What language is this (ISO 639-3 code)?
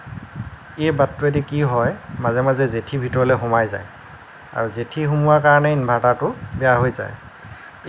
asm